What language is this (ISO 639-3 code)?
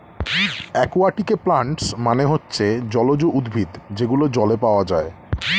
ben